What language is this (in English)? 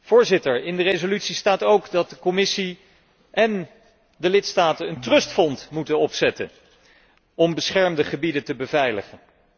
Dutch